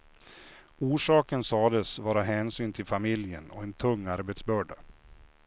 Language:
Swedish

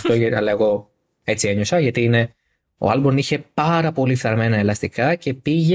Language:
Greek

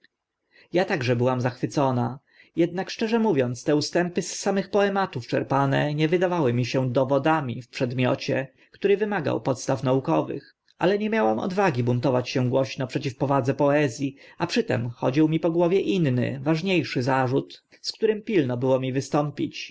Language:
Polish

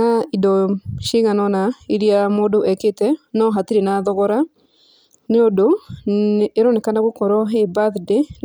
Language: Kikuyu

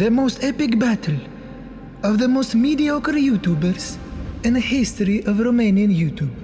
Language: Romanian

